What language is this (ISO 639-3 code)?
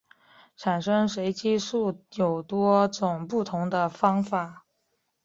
zho